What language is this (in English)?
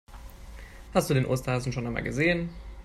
German